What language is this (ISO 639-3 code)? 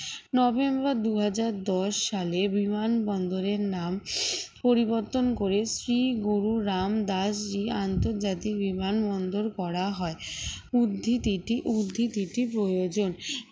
ben